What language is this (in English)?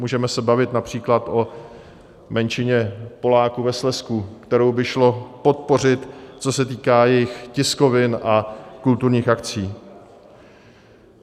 Czech